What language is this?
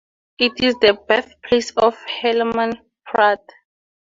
English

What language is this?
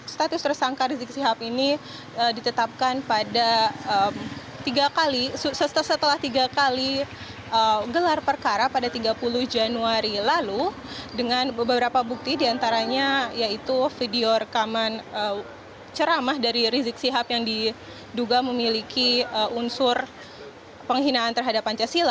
Indonesian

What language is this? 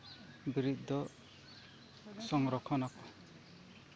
Santali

